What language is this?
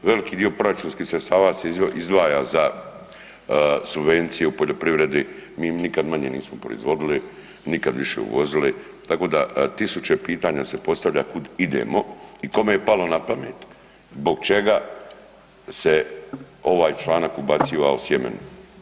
Croatian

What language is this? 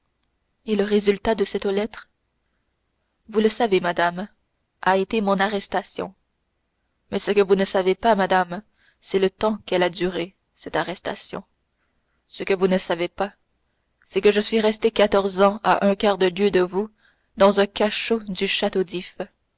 French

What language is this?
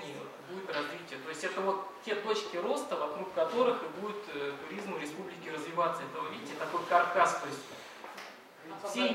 Russian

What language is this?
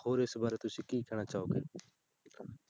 Punjabi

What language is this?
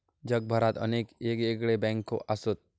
Marathi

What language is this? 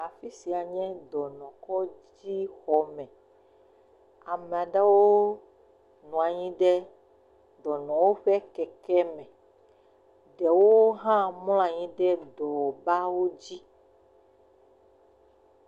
Ewe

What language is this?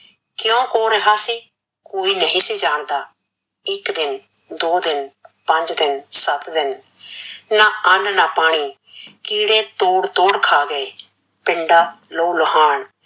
Punjabi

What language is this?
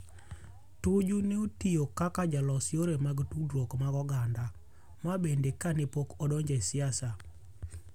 Luo (Kenya and Tanzania)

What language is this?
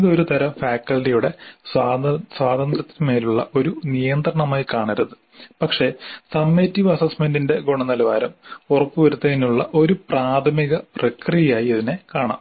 Malayalam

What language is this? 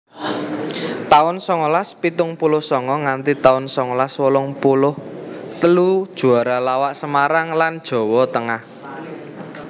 Javanese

